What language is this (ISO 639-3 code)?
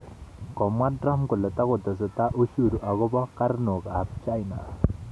kln